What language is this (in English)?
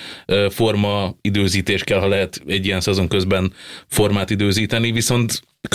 Hungarian